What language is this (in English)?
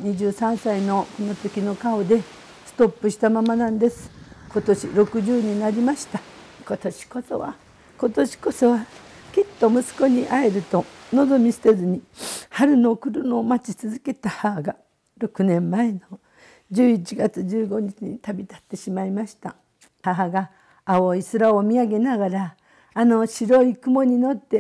Japanese